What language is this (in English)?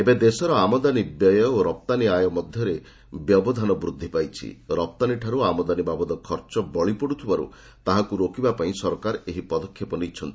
Odia